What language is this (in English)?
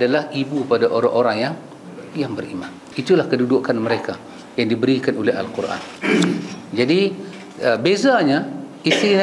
Malay